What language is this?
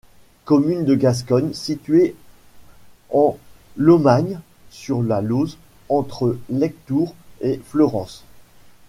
French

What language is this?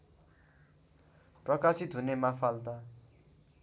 Nepali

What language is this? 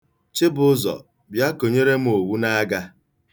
Igbo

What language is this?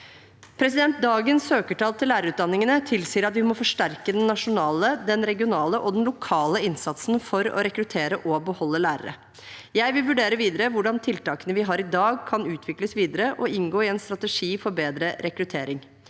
Norwegian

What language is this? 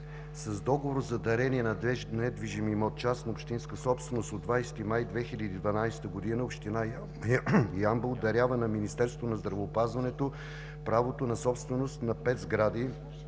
Bulgarian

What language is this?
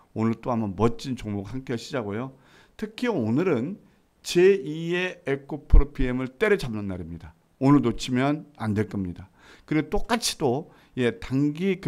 Korean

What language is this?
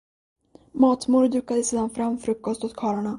Swedish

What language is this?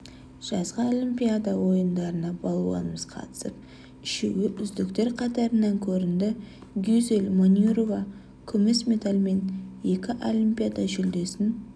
Kazakh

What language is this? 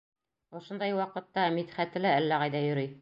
Bashkir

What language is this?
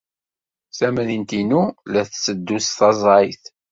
Kabyle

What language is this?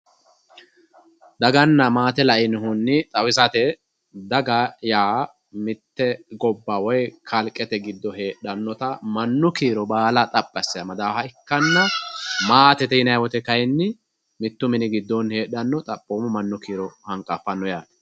Sidamo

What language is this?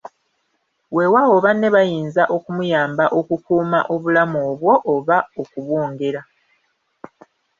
Ganda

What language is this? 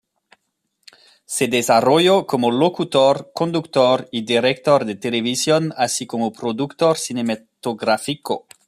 Spanish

